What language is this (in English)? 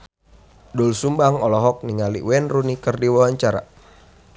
Sundanese